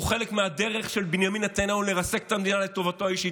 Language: Hebrew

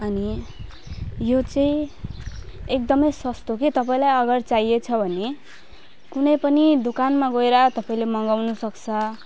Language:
Nepali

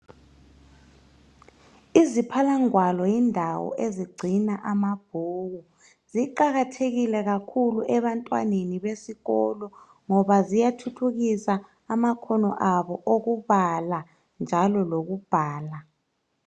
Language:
North Ndebele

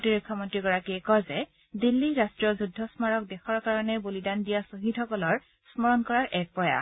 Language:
Assamese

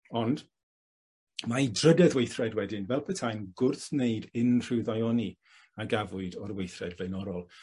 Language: Welsh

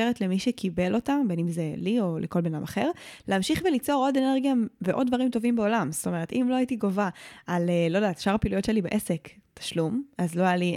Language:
Hebrew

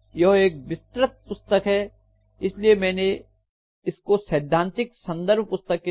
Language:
Hindi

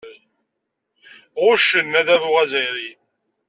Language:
Kabyle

